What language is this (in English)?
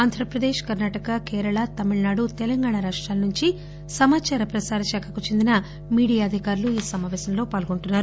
Telugu